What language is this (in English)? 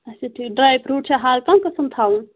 Kashmiri